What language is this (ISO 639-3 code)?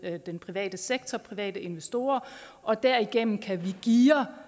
dan